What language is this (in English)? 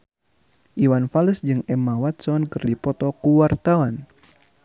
Sundanese